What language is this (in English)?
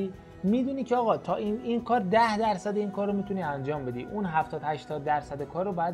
Persian